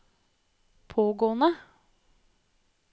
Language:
Norwegian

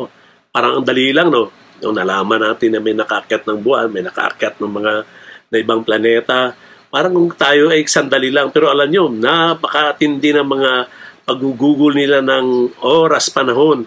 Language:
Filipino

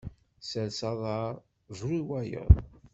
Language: Kabyle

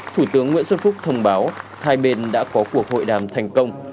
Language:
Vietnamese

